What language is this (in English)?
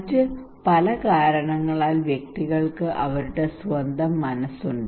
Malayalam